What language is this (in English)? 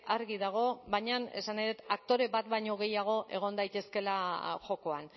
Basque